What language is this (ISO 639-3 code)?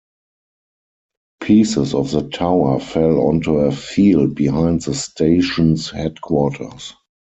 eng